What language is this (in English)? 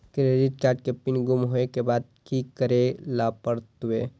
Maithili